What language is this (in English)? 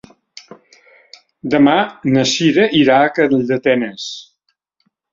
Catalan